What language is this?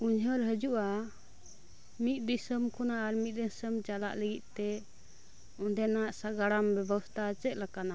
Santali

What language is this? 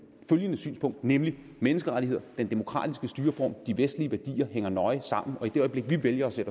Danish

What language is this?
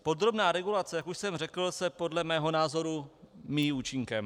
Czech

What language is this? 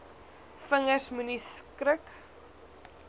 Afrikaans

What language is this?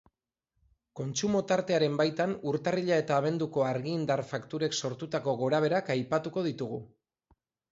Basque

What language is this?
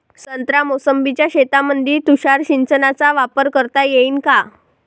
Marathi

